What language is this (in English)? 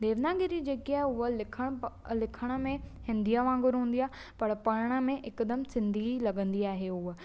Sindhi